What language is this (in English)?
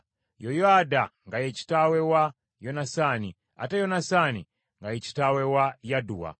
Ganda